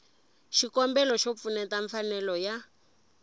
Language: Tsonga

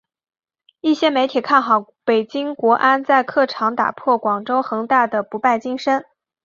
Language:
Chinese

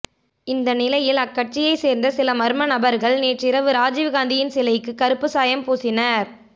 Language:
Tamil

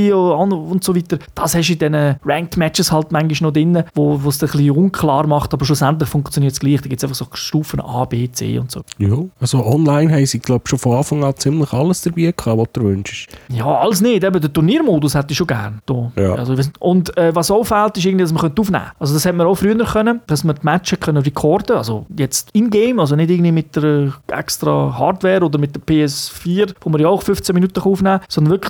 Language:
German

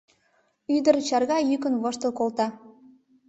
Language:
Mari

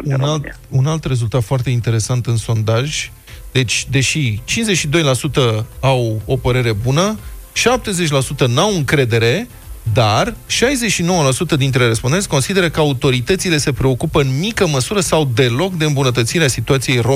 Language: Romanian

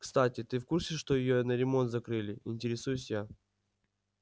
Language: Russian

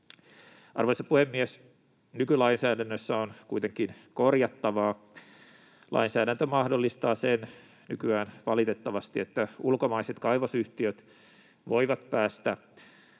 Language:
Finnish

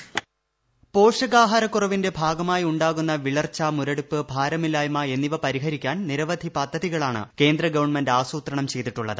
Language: Malayalam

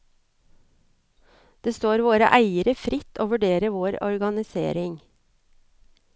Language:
Norwegian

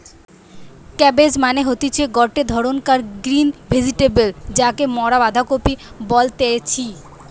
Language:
Bangla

